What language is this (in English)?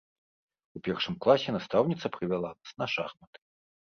Belarusian